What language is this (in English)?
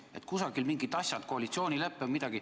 Estonian